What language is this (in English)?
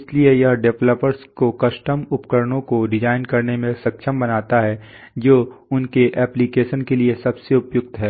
Hindi